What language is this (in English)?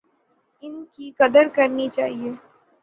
Urdu